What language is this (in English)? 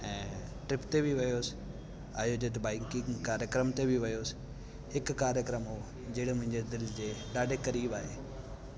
Sindhi